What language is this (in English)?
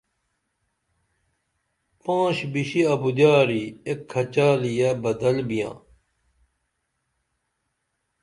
Dameli